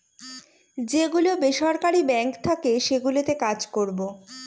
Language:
Bangla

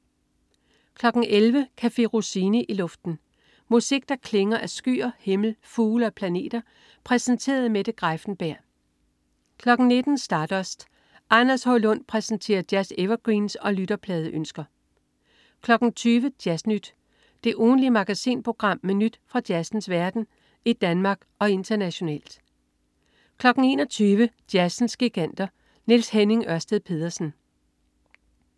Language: Danish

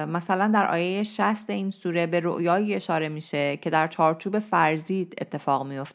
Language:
Persian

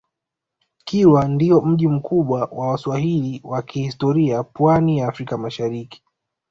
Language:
Swahili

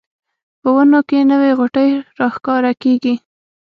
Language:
Pashto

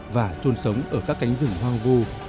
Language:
Vietnamese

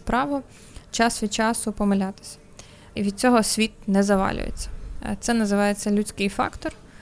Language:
Ukrainian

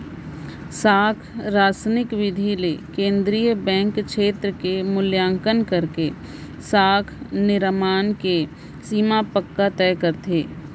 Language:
Chhattisgarhi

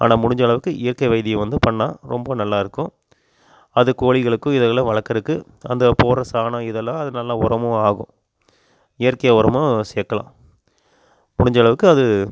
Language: Tamil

